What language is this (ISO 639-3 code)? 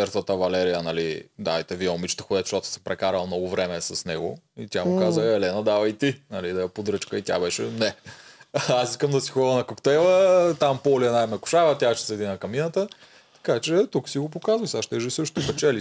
bul